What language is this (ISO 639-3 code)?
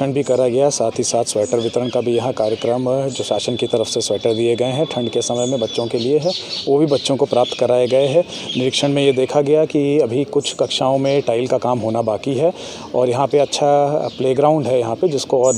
hin